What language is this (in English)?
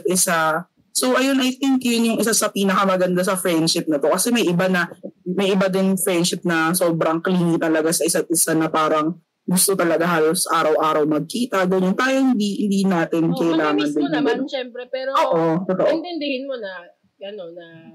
Filipino